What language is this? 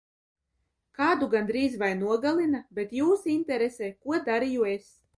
Latvian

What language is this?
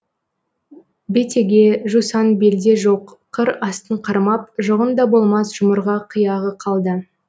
Kazakh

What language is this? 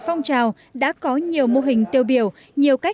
Vietnamese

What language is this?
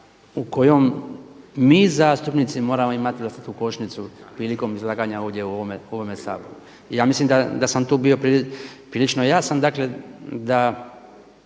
Croatian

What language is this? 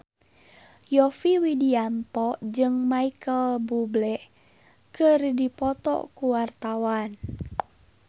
Sundanese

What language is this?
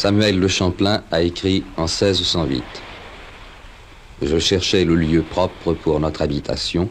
French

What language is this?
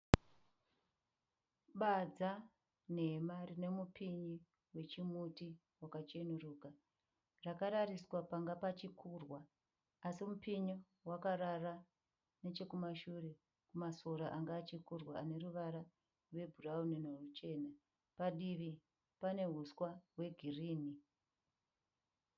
Shona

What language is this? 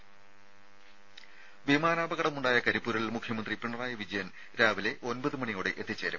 Malayalam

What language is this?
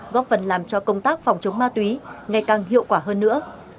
Vietnamese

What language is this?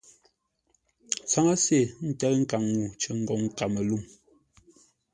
Ngombale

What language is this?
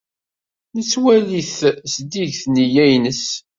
Kabyle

